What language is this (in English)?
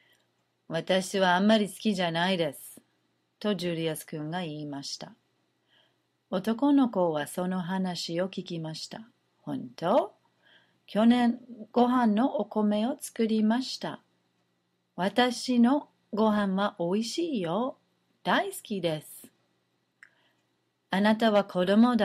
Japanese